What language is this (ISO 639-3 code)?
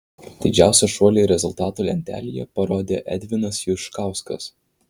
lit